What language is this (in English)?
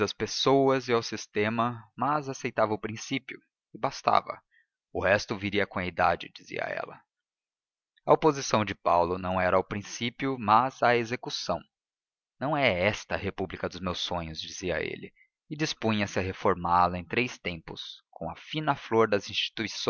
Portuguese